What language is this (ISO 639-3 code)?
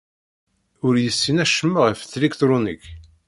kab